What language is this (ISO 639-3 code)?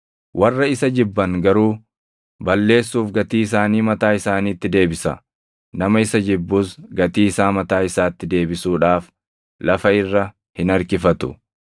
orm